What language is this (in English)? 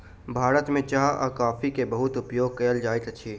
Maithili